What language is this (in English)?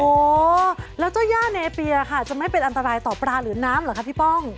Thai